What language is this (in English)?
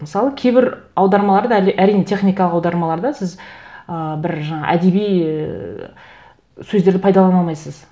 Kazakh